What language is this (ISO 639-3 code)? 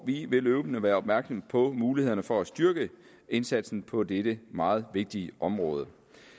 dan